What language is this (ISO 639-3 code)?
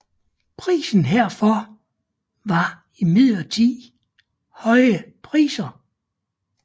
dan